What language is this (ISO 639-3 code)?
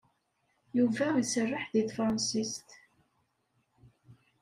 kab